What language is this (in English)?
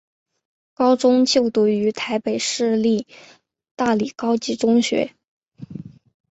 Chinese